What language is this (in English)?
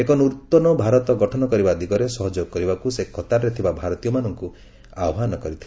Odia